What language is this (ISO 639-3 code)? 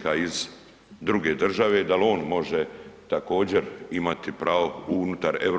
hrv